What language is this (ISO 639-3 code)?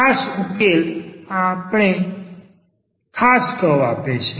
guj